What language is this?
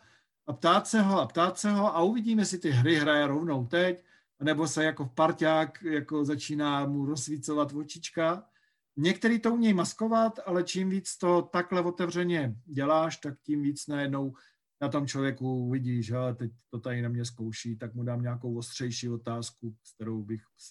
Czech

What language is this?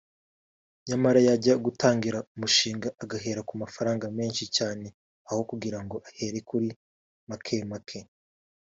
Kinyarwanda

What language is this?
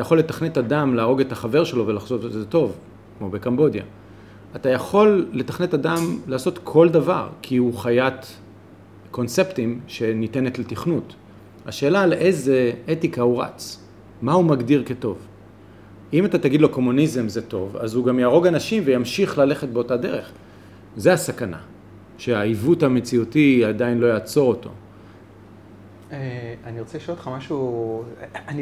Hebrew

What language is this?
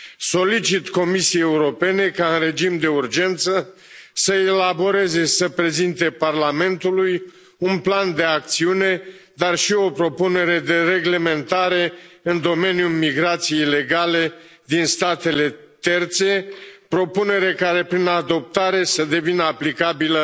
Romanian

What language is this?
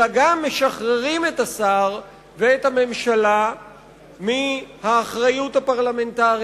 Hebrew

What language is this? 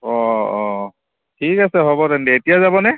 Assamese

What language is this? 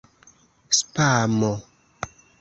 Esperanto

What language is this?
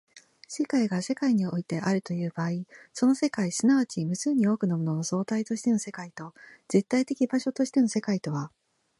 Japanese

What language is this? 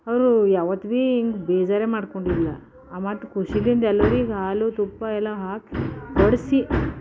Kannada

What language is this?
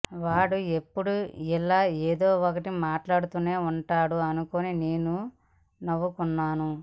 Telugu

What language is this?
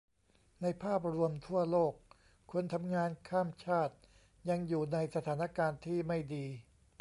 Thai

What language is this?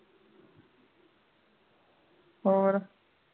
Punjabi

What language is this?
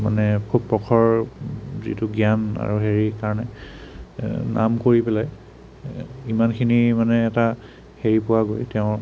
Assamese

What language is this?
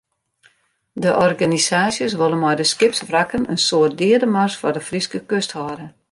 Western Frisian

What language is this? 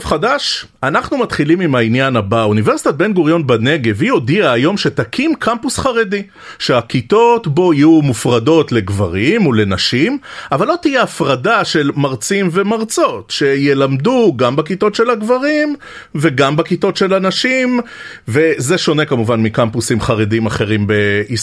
Hebrew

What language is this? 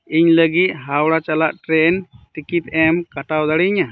Santali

